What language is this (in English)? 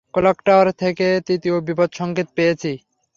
Bangla